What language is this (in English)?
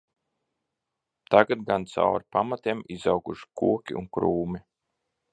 Latvian